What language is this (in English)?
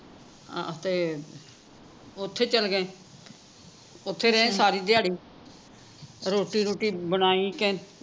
Punjabi